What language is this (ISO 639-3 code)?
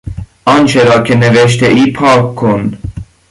fas